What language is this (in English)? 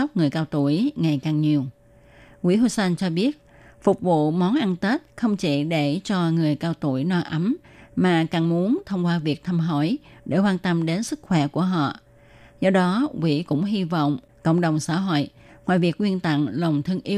Vietnamese